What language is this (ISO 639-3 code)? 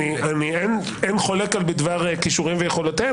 heb